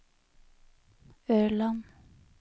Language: Norwegian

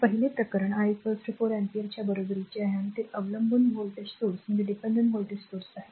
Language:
Marathi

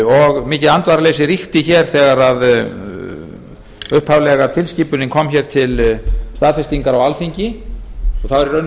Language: Icelandic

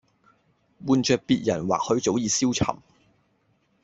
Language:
Cantonese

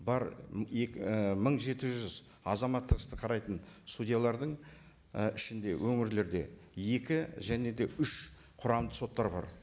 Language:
Kazakh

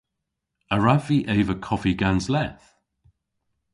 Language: Cornish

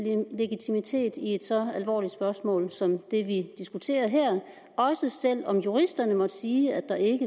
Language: Danish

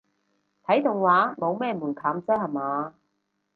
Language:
Cantonese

